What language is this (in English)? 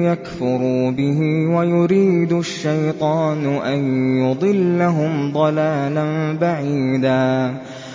Arabic